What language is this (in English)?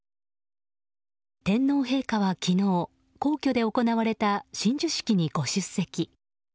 Japanese